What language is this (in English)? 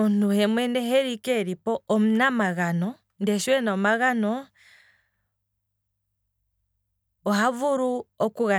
Kwambi